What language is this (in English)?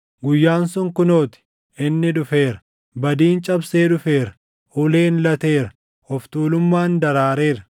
Oromo